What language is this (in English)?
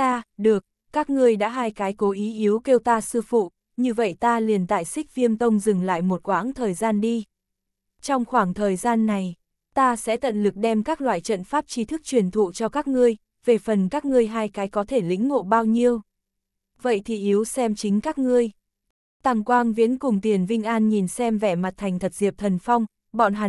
Vietnamese